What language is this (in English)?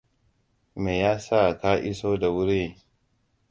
Hausa